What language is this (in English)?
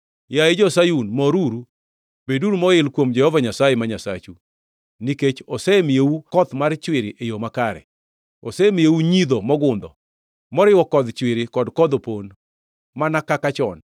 Luo (Kenya and Tanzania)